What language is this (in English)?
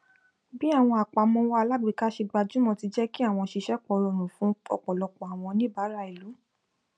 Yoruba